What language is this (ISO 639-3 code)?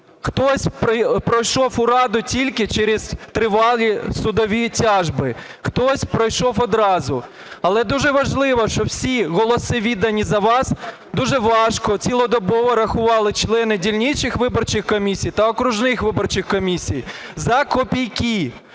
ukr